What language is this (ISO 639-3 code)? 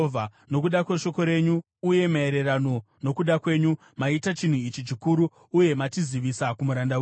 sna